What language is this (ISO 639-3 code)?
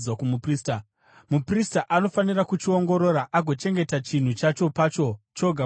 sna